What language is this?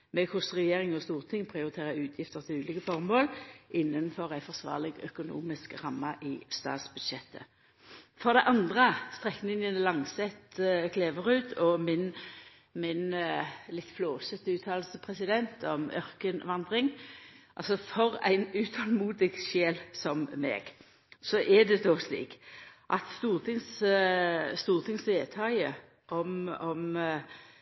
Norwegian Nynorsk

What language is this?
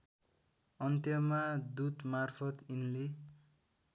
Nepali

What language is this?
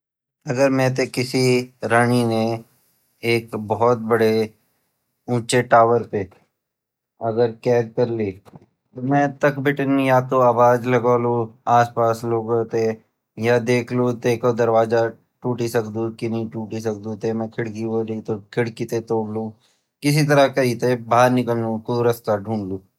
Garhwali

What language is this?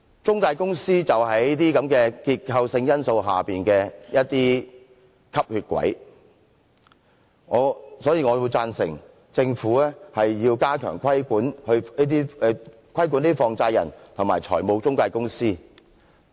Cantonese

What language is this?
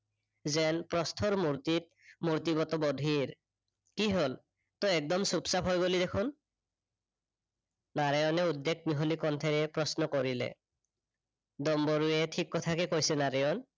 Assamese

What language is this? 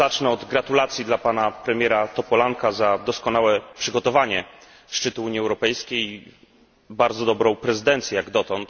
Polish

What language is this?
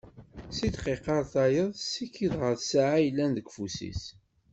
Kabyle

